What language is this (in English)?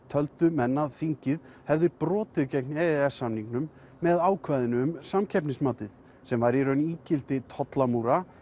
Icelandic